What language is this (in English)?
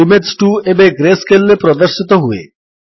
Odia